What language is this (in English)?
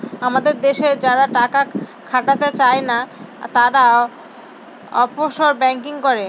Bangla